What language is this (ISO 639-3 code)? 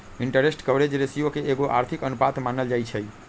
mag